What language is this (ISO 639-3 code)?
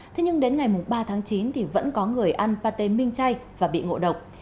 vie